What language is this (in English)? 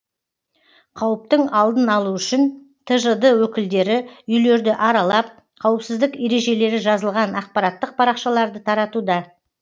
Kazakh